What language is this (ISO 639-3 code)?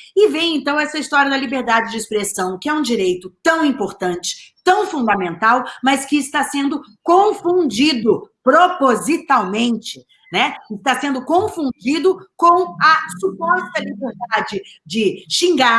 por